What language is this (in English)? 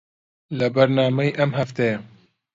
Central Kurdish